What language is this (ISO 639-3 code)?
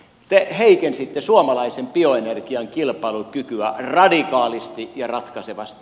fin